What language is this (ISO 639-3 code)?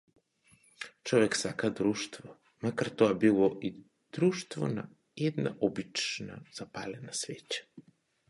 mkd